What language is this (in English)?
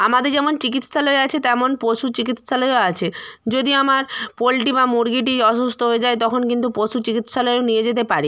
Bangla